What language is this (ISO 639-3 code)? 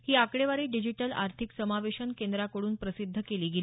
mar